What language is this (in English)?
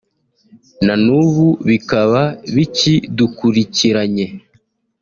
Kinyarwanda